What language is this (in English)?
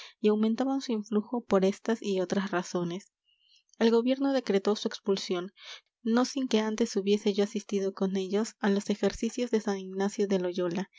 Spanish